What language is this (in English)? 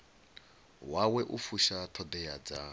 Venda